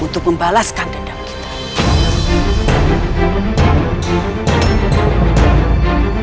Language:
Indonesian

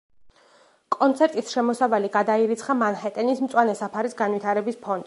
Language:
Georgian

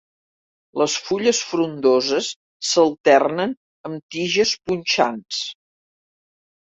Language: Catalan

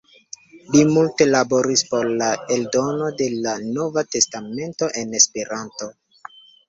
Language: Esperanto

